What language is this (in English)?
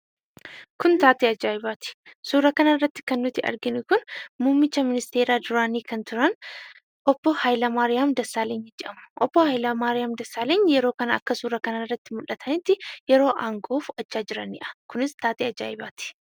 Oromo